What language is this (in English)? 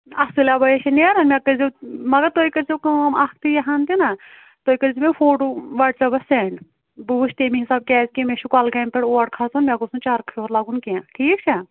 Kashmiri